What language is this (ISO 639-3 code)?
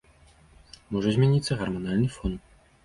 bel